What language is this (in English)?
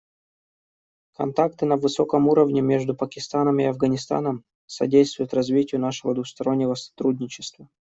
Russian